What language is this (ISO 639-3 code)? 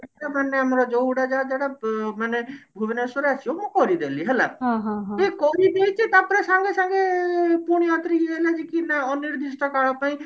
ori